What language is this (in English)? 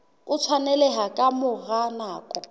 Southern Sotho